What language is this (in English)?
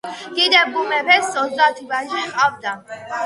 Georgian